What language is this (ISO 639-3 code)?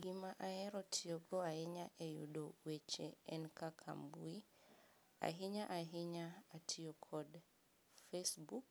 luo